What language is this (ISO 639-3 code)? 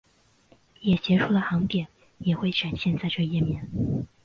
zho